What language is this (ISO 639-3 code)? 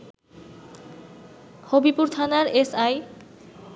ben